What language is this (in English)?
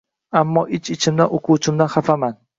Uzbek